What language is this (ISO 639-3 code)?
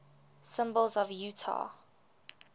eng